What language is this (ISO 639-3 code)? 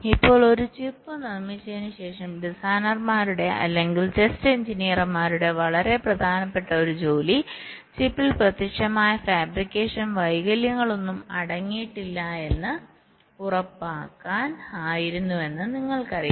mal